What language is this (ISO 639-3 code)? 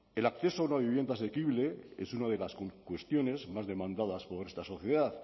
spa